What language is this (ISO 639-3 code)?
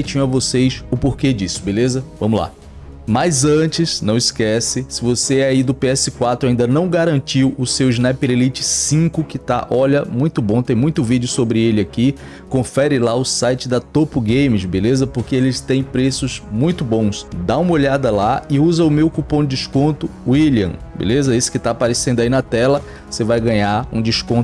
por